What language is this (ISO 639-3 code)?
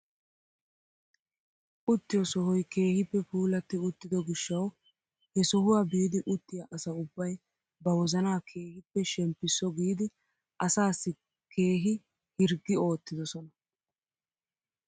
wal